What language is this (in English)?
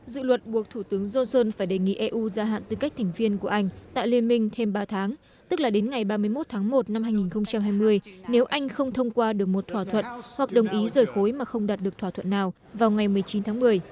Vietnamese